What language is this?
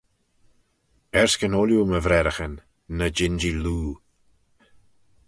Manx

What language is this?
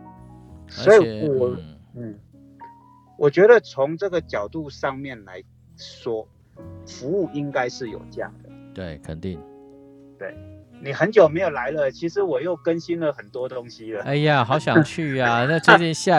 Chinese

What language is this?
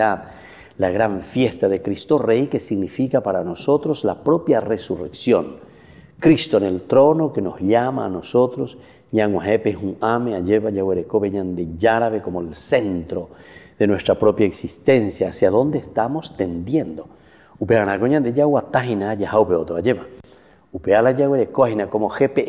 Spanish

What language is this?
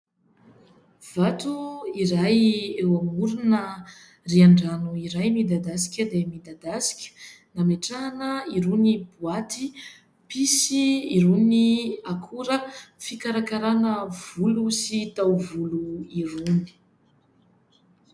Malagasy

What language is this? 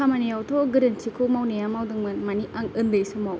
Bodo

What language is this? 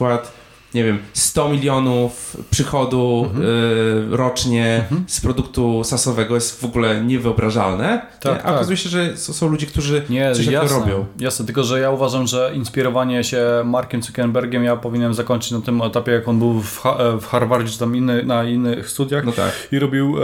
Polish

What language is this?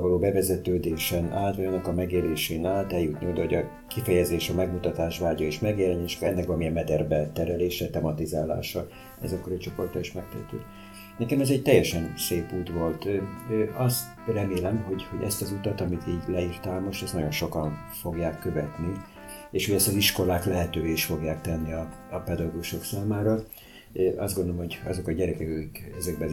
Hungarian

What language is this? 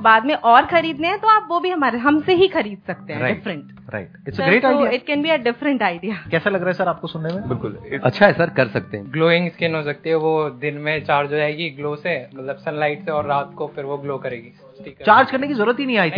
Hindi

